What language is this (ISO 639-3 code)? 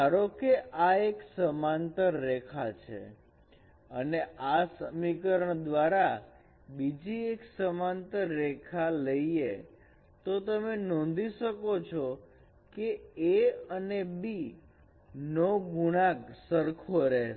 guj